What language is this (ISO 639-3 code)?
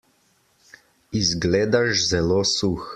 slv